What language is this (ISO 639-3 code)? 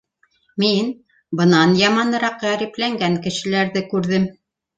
bak